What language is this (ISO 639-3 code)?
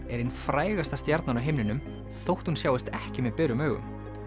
isl